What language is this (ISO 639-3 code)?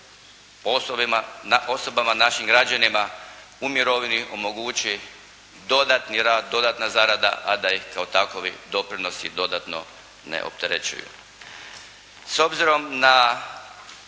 hrv